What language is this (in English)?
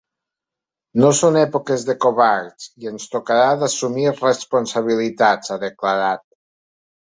Catalan